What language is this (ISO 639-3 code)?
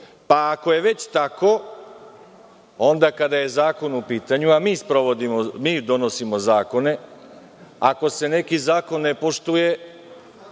srp